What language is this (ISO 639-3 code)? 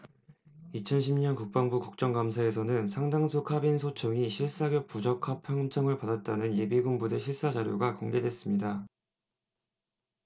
kor